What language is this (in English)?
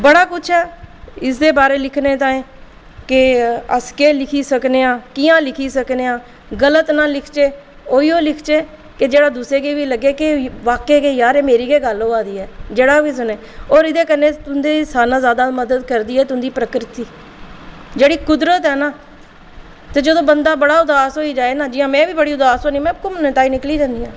Dogri